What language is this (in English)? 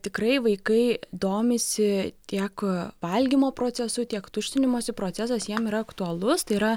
Lithuanian